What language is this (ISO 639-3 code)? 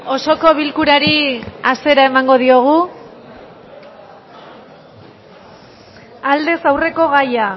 eus